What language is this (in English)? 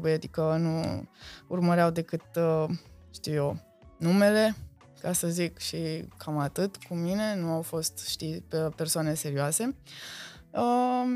Romanian